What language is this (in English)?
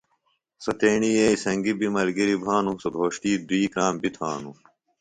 Phalura